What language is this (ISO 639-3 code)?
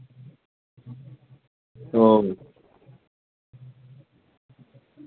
ben